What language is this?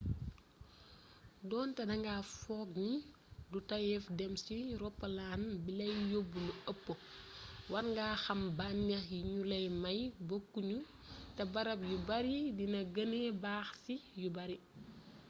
Wolof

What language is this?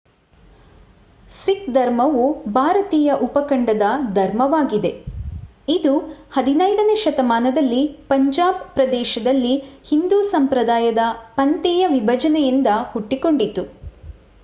Kannada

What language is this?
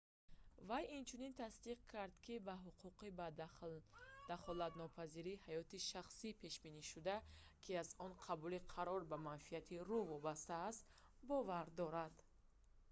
Tajik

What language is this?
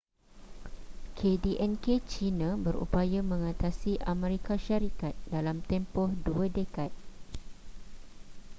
Malay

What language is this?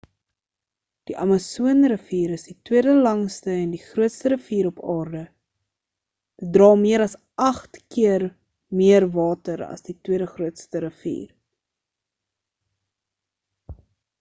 Afrikaans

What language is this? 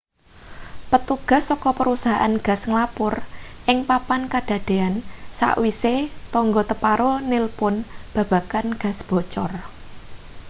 Javanese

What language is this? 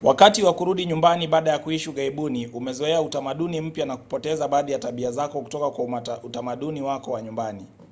Swahili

